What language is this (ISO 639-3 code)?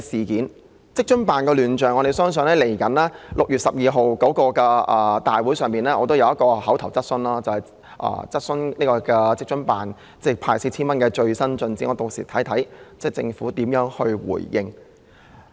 yue